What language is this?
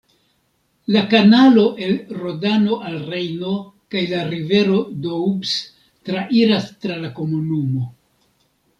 Esperanto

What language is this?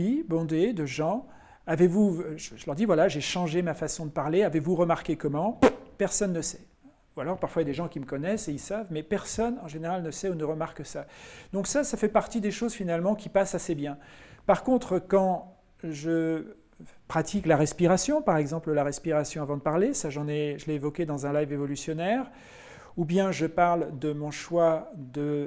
French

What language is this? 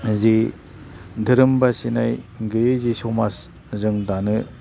Bodo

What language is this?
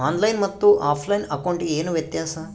Kannada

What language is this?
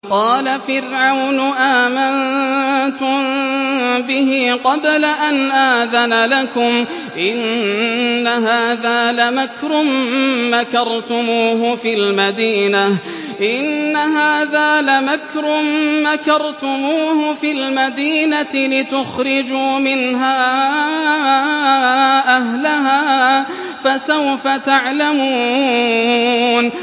Arabic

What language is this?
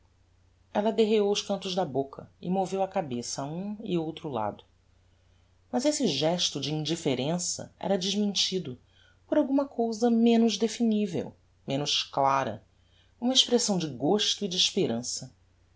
Portuguese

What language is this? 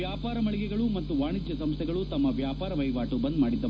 Kannada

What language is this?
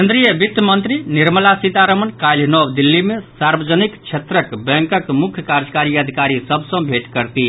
Maithili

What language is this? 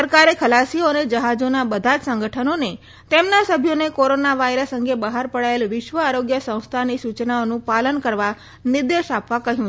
Gujarati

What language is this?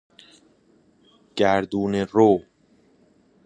Persian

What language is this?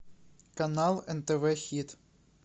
Russian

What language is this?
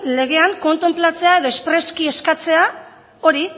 Basque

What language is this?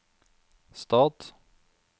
Norwegian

